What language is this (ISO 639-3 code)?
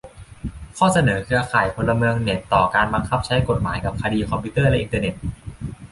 tha